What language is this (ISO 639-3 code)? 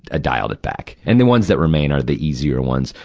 eng